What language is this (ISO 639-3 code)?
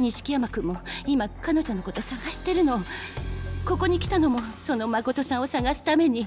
jpn